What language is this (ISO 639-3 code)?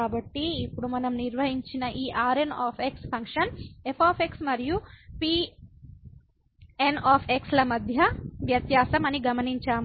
tel